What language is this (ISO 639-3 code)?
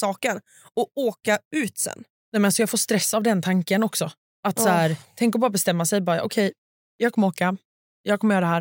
swe